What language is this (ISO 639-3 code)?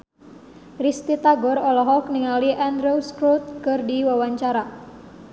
sun